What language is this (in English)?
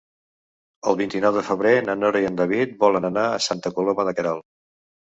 Catalan